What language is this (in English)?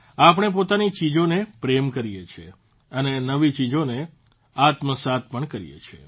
Gujarati